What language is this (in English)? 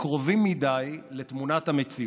Hebrew